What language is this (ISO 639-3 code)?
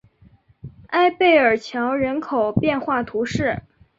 zho